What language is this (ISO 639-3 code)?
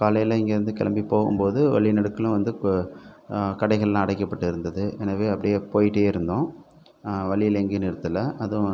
tam